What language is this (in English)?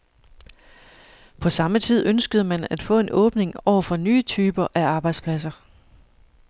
Danish